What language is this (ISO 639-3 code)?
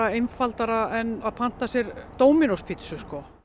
isl